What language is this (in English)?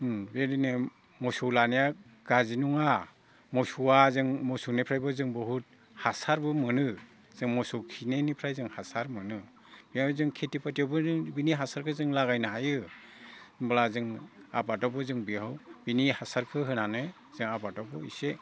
Bodo